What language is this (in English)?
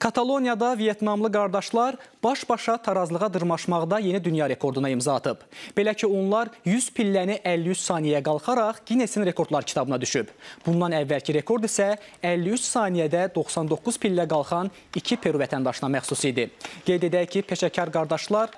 Turkish